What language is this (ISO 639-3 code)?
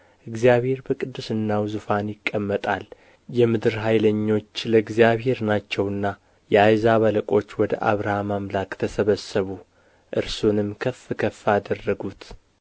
amh